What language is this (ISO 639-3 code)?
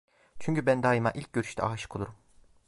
tur